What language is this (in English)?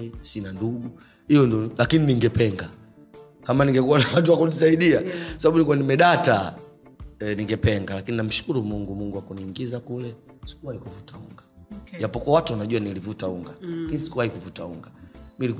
Swahili